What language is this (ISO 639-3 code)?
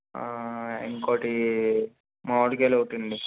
tel